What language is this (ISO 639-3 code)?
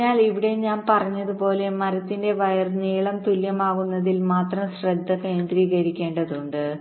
mal